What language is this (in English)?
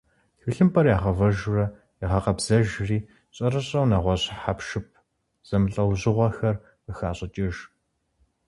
Kabardian